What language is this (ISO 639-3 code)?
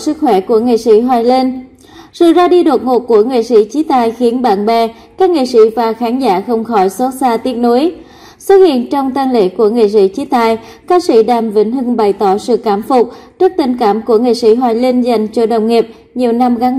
vie